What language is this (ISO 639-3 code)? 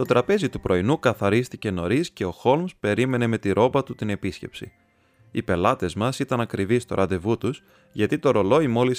ell